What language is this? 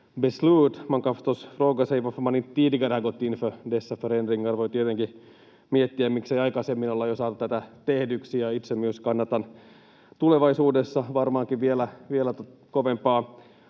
Finnish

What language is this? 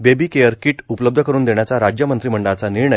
Marathi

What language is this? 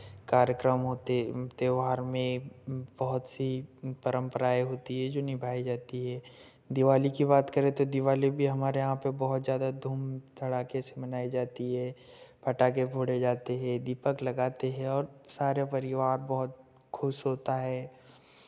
Hindi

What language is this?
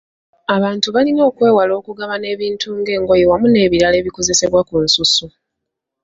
Ganda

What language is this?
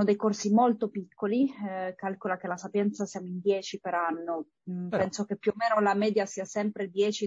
Italian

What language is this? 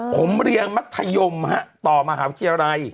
Thai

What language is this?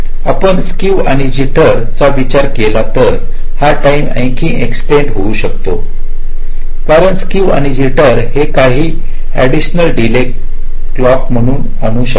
Marathi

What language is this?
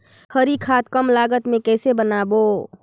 Chhattisgarhi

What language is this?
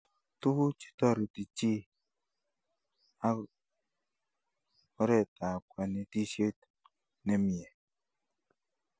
Kalenjin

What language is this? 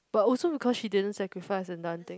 English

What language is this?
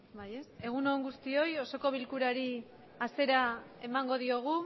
Basque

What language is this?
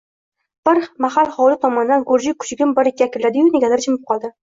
Uzbek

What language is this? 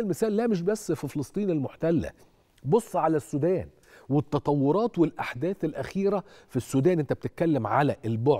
Arabic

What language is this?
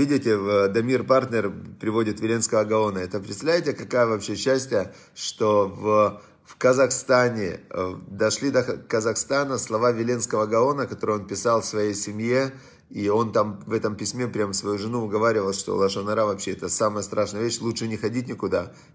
Russian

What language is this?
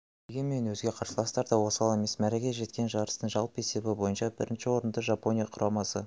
Kazakh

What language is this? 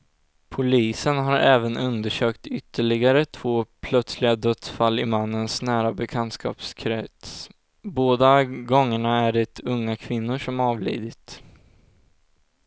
Swedish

